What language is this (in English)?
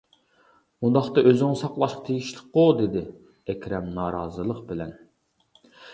Uyghur